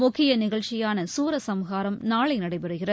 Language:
Tamil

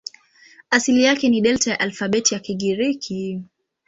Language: Swahili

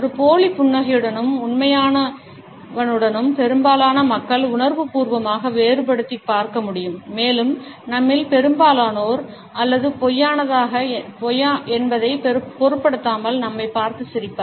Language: Tamil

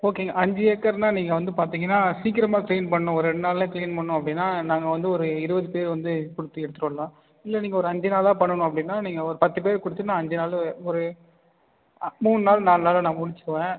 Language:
Tamil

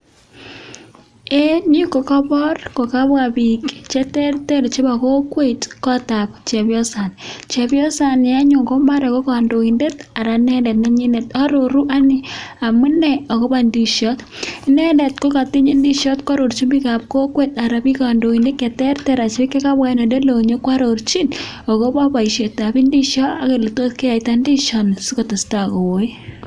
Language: Kalenjin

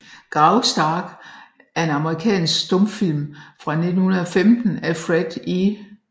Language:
Danish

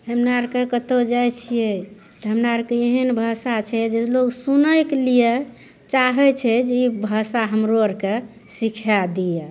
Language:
Maithili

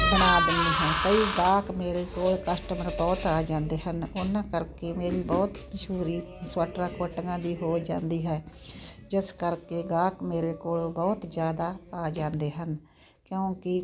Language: Punjabi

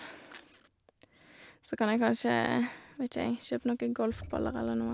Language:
Norwegian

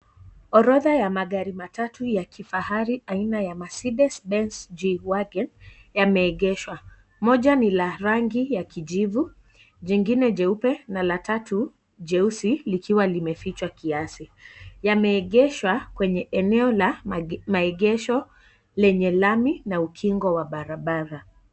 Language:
Swahili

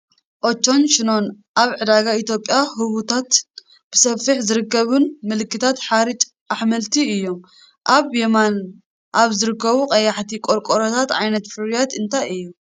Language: Tigrinya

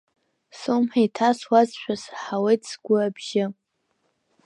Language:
Abkhazian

